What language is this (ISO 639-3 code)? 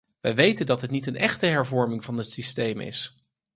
nld